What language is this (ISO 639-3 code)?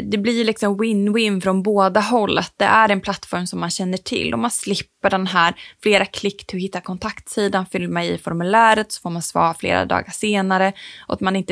swe